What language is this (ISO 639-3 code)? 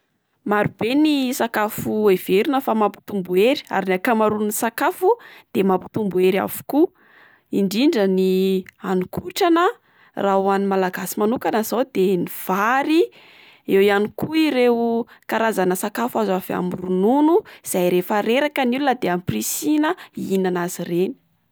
mlg